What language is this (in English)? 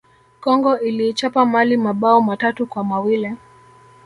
Swahili